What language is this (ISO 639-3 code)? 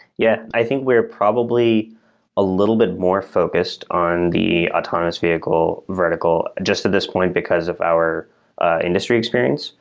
eng